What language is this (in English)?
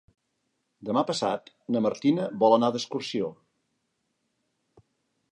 Catalan